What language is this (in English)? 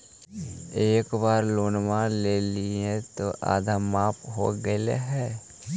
Magahi